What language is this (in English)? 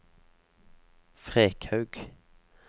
Norwegian